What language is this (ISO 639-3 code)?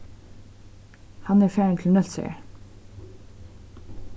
fao